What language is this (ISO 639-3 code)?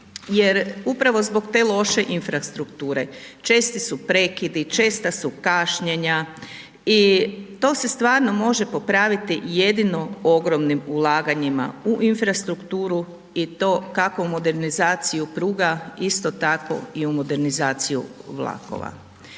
hrv